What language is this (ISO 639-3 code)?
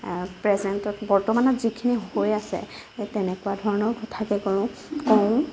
asm